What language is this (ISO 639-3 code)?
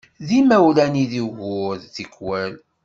kab